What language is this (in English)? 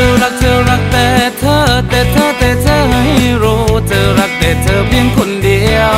Thai